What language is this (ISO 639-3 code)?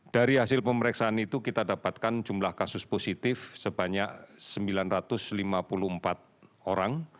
ind